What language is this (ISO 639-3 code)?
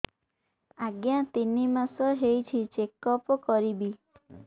ori